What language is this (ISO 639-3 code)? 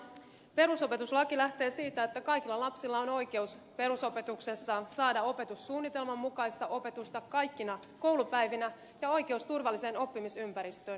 fin